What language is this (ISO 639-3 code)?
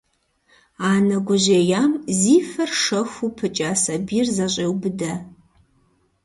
kbd